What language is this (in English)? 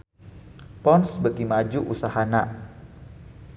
Sundanese